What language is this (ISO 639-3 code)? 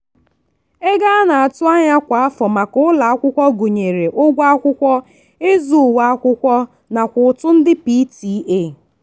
ibo